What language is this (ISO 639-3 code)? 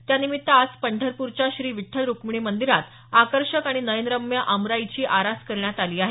mar